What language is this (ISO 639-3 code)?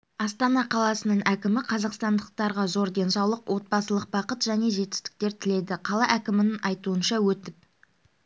kaz